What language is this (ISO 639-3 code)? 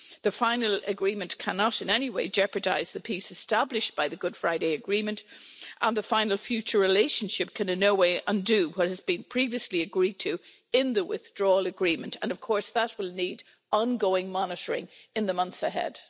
eng